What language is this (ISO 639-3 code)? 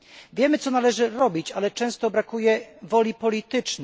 pol